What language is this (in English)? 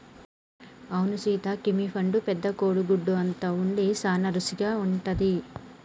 Telugu